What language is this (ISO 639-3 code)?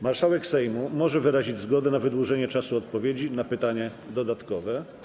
pol